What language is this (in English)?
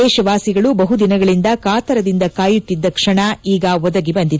Kannada